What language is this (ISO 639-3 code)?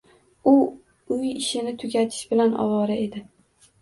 uzb